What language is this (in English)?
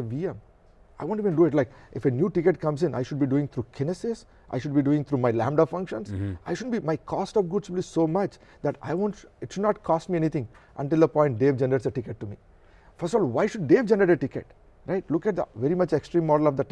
English